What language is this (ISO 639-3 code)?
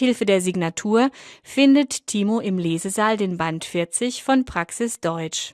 deu